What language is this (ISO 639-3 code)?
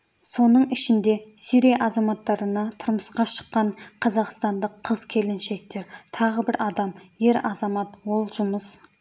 kaz